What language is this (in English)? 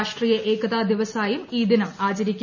Malayalam